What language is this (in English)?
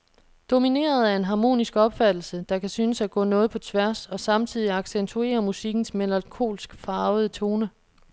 Danish